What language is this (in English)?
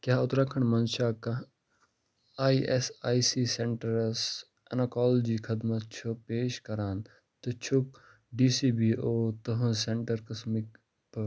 Kashmiri